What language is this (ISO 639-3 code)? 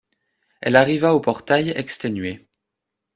fra